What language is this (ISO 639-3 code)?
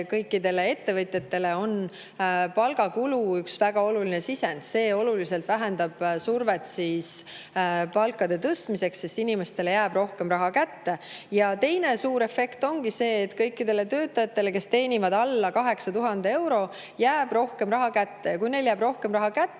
est